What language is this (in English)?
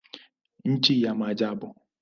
Swahili